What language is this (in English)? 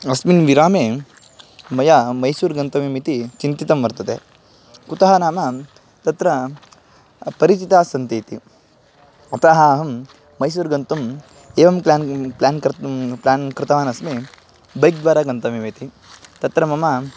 Sanskrit